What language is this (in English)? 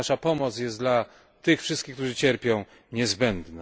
Polish